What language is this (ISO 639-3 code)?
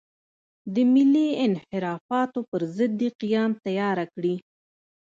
pus